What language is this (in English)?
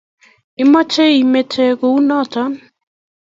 Kalenjin